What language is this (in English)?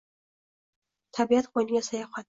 Uzbek